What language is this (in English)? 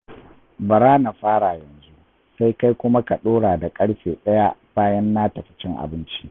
Hausa